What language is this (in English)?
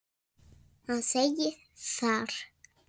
Icelandic